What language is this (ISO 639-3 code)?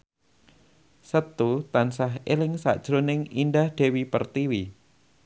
jav